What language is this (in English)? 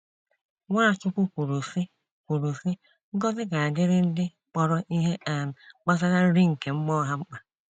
Igbo